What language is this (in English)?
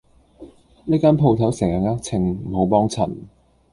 Cantonese